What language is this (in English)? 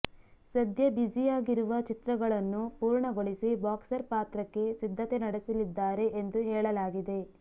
Kannada